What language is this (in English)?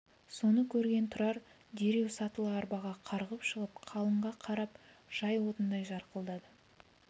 Kazakh